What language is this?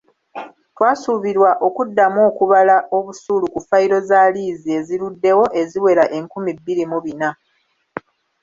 Ganda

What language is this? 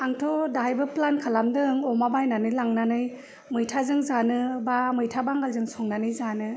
Bodo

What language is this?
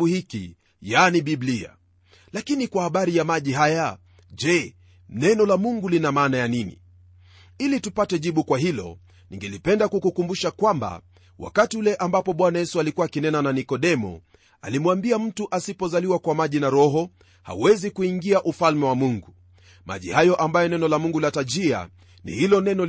Swahili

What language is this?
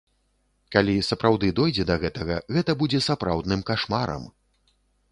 Belarusian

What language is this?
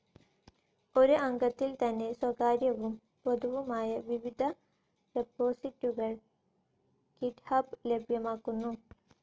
Malayalam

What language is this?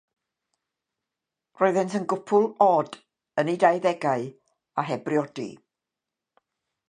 Welsh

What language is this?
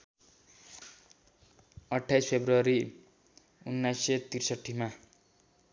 Nepali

